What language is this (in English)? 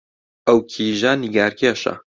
Central Kurdish